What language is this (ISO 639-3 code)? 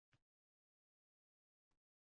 uzb